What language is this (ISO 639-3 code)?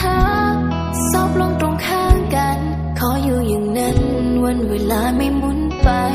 tha